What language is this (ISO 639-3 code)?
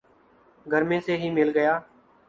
urd